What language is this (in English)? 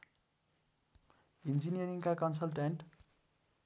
Nepali